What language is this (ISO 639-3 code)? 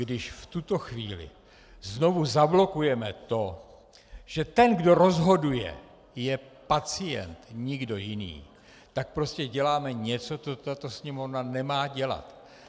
ces